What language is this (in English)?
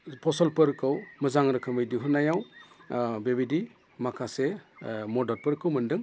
Bodo